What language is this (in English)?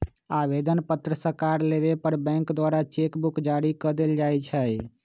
Magahi